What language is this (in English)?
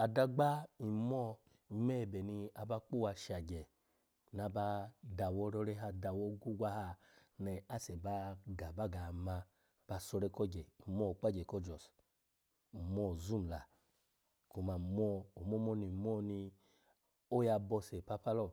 Alago